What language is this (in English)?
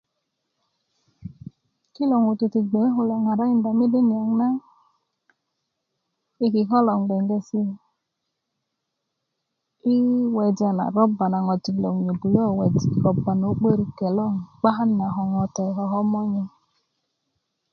Kuku